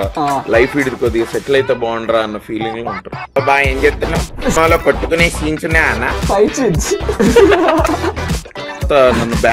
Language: Telugu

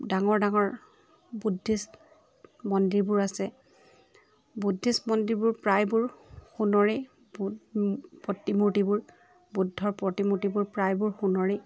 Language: Assamese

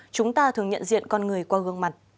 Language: Vietnamese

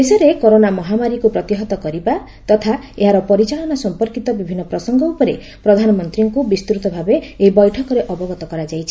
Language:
Odia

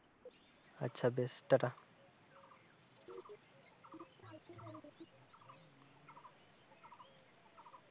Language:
Bangla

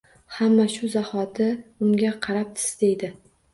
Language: Uzbek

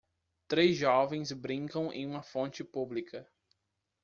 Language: Portuguese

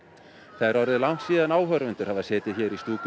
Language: Icelandic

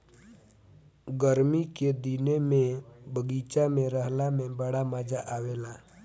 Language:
Bhojpuri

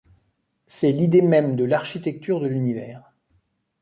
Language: French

